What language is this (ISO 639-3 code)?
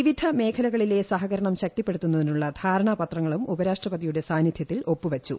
mal